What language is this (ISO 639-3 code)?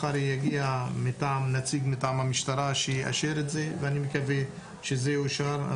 heb